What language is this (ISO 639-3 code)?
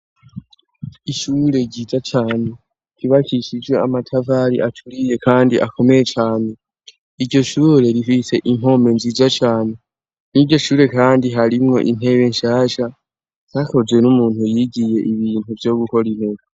run